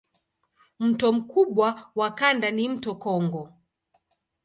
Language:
Swahili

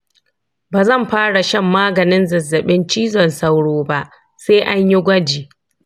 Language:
Hausa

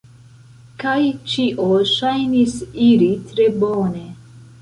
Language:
Esperanto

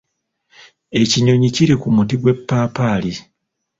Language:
Ganda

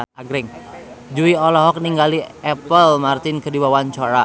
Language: Sundanese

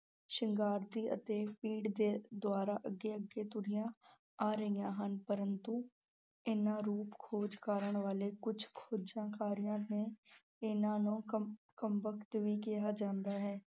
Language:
Punjabi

